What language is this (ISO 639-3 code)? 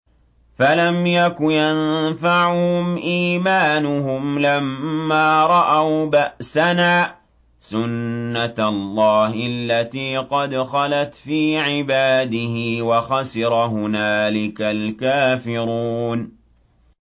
ara